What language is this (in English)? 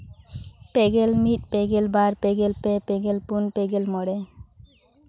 Santali